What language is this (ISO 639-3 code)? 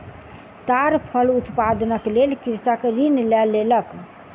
mai